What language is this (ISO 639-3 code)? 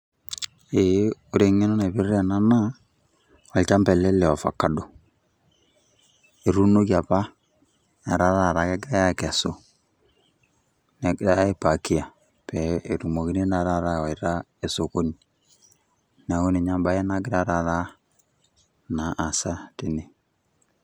mas